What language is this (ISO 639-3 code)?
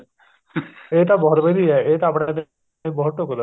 pan